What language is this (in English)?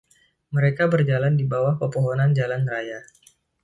Indonesian